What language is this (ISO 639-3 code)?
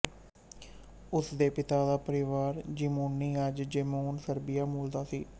pan